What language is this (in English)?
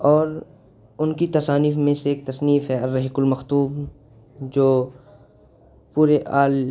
Urdu